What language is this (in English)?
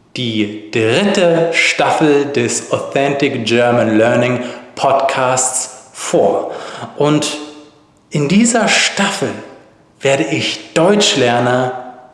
German